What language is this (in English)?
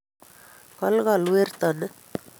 Kalenjin